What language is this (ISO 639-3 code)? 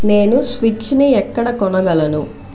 tel